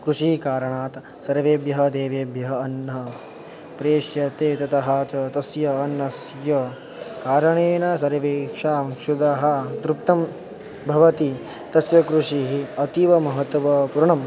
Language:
Sanskrit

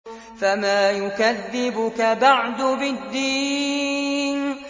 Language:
Arabic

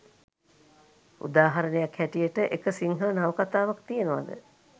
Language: Sinhala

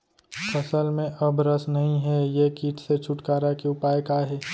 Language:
Chhattisgarhi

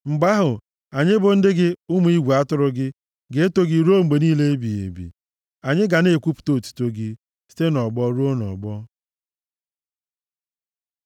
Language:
Igbo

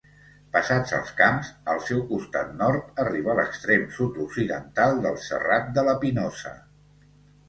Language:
Catalan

